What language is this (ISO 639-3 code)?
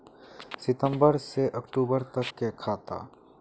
mag